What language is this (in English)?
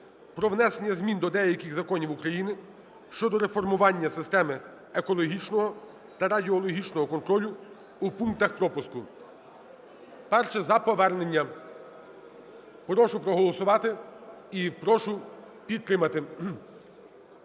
Ukrainian